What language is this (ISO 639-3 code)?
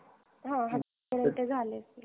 mar